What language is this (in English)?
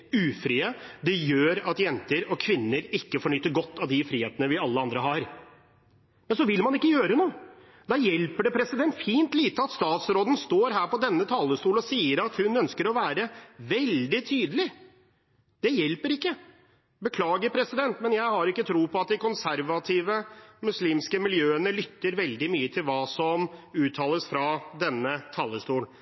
Norwegian Bokmål